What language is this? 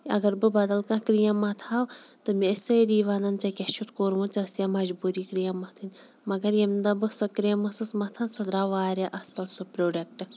Kashmiri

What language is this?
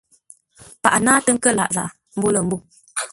Ngombale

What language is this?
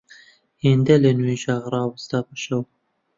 Central Kurdish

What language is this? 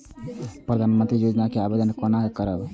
Maithili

